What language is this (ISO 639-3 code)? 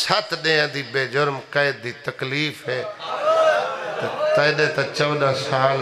ara